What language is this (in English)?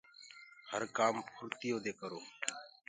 Gurgula